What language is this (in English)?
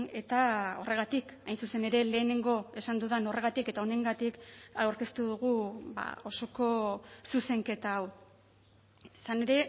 Basque